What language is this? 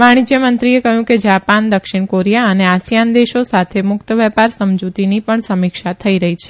Gujarati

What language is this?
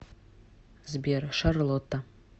Russian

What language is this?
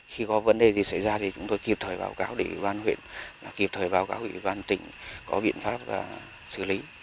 Vietnamese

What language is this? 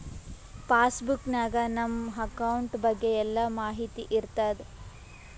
Kannada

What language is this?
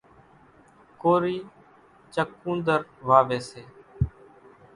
Kachi Koli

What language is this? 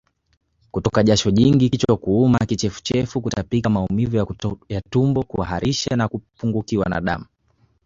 Swahili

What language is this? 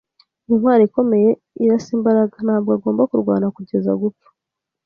Kinyarwanda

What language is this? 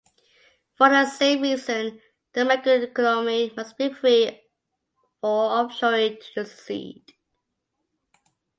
English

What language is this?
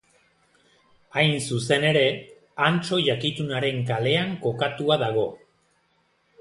Basque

